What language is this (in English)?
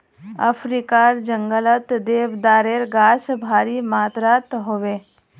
Magahi